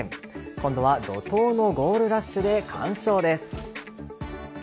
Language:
Japanese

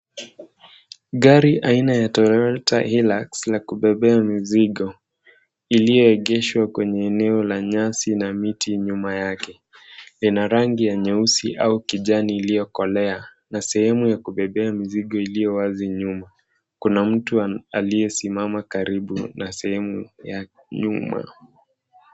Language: Swahili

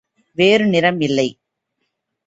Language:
Tamil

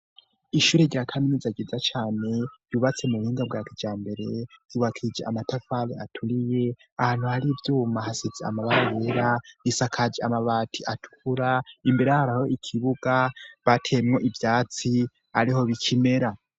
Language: Rundi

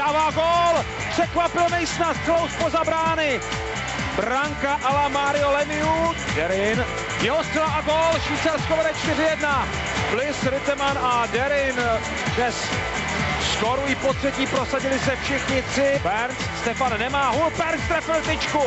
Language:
Czech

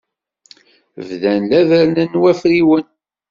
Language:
Kabyle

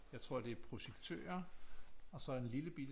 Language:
Danish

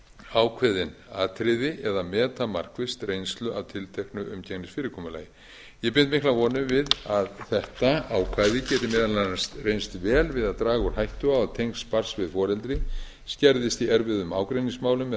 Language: Icelandic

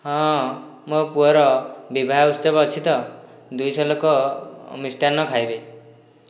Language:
Odia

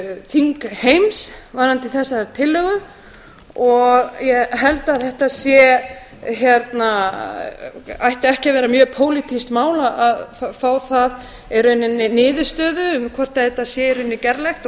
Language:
Icelandic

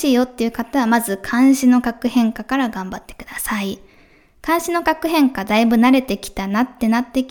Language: Japanese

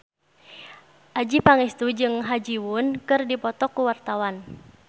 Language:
Sundanese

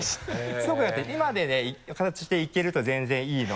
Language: Japanese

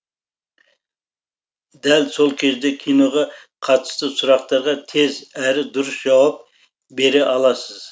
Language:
Kazakh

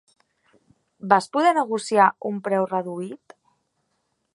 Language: Catalan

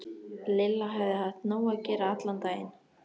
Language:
Icelandic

